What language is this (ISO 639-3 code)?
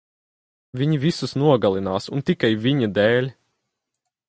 lav